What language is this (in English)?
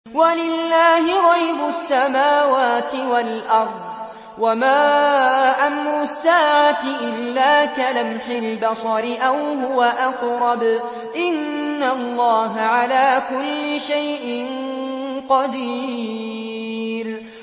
Arabic